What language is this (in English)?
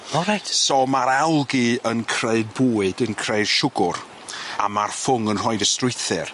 Welsh